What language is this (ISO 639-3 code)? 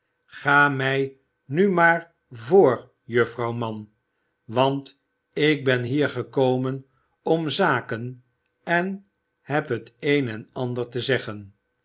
nld